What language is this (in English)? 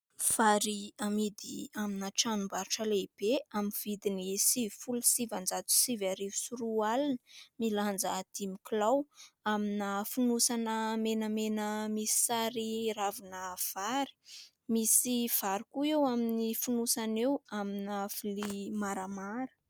Malagasy